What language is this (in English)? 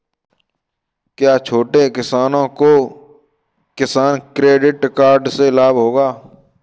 Hindi